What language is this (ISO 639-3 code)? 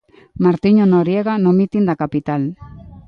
glg